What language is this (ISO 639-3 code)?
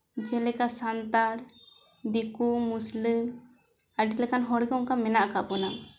sat